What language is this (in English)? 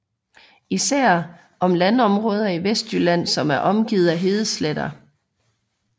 Danish